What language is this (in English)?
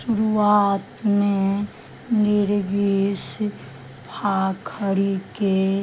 Maithili